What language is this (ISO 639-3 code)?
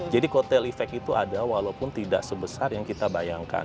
ind